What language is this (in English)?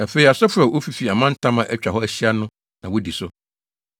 Akan